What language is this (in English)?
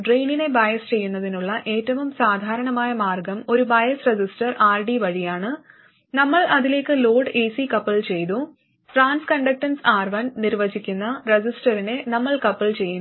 Malayalam